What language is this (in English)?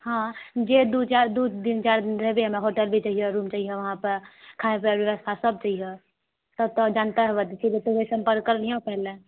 Maithili